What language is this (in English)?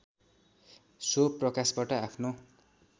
Nepali